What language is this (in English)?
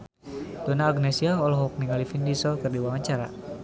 Sundanese